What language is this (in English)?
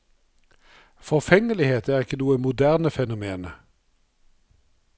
Norwegian